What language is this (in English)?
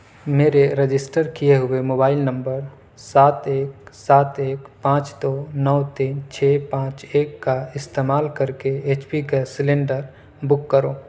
Urdu